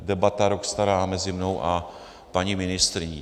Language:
Czech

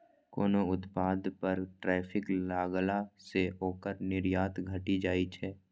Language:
Maithili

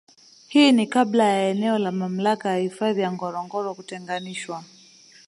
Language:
Swahili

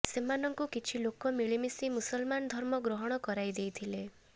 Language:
Odia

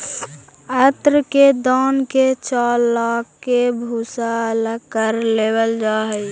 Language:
Magahi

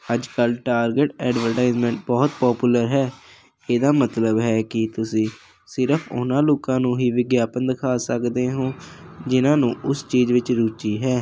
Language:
Punjabi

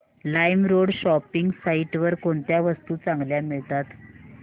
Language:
Marathi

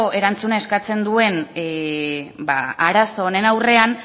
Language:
Basque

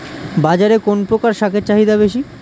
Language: Bangla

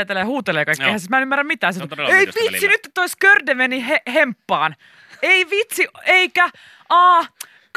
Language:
Finnish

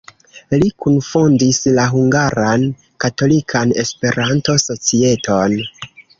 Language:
Esperanto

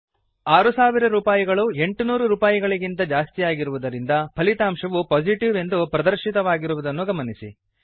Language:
Kannada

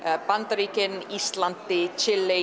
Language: Icelandic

